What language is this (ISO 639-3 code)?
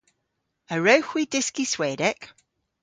cor